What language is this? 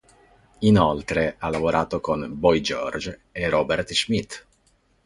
Italian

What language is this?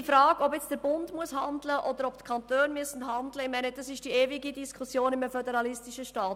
Swiss German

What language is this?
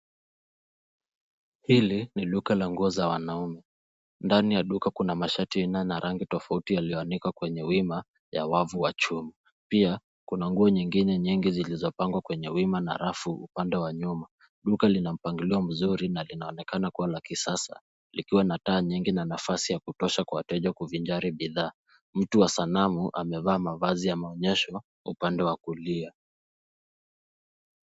Swahili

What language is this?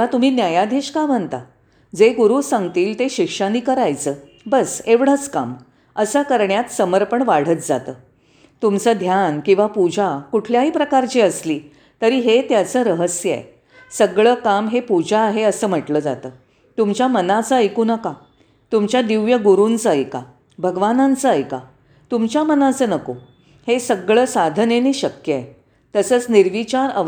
Marathi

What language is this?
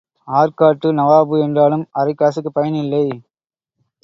Tamil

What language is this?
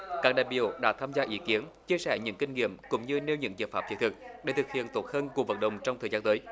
Vietnamese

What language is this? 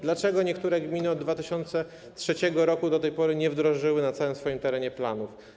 Polish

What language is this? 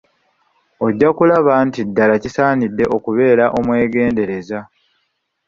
Ganda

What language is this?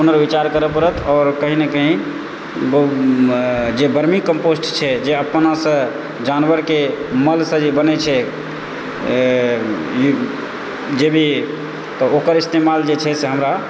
Maithili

